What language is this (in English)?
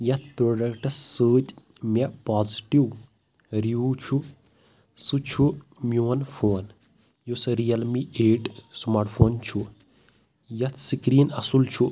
Kashmiri